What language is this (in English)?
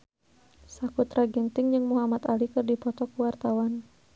Sundanese